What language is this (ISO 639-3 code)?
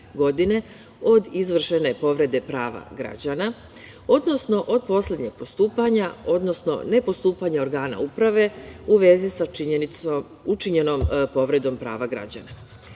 srp